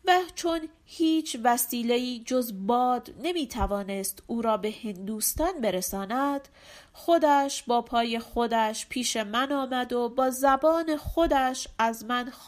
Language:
Persian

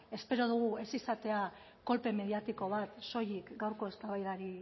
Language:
Basque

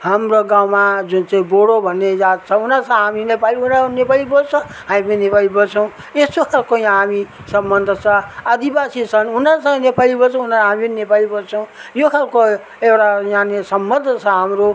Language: Nepali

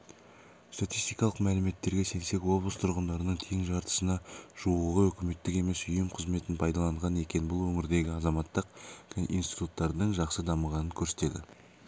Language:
Kazakh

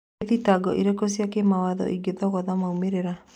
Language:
Kikuyu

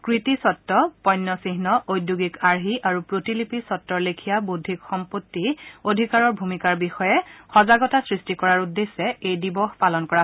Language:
Assamese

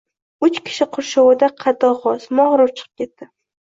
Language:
Uzbek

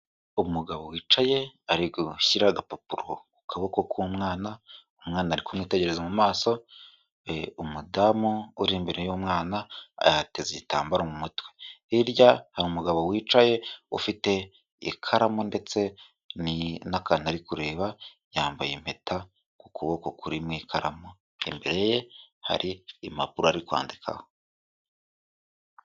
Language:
Kinyarwanda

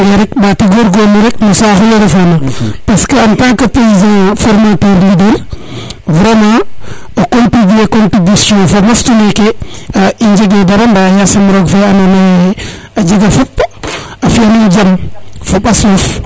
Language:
Serer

